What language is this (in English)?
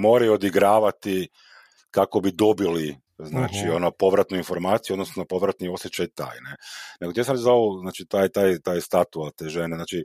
Croatian